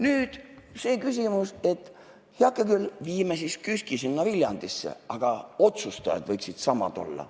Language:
Estonian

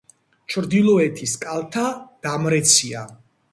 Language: Georgian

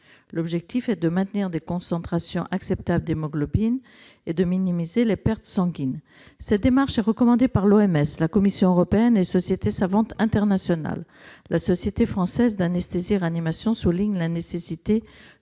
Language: French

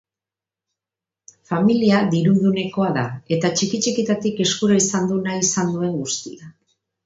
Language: Basque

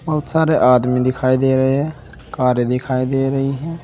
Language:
Hindi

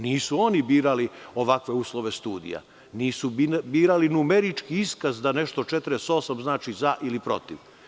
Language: Serbian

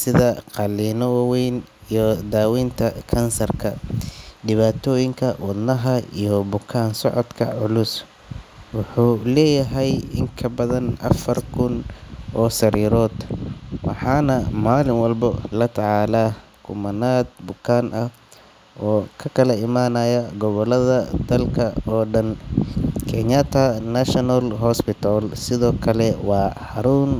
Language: Somali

